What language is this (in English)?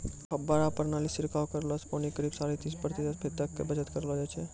Maithili